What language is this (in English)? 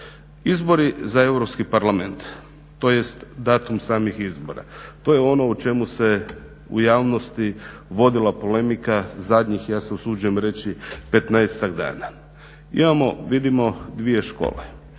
Croatian